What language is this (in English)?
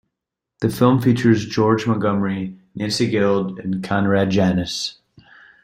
English